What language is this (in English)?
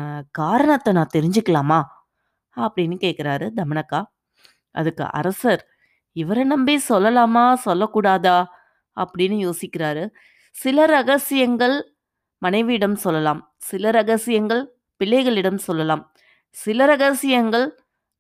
Tamil